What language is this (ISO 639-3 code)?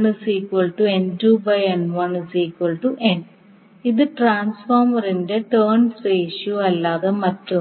mal